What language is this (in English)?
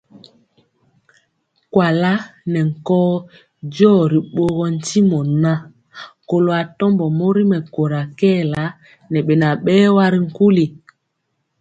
Mpiemo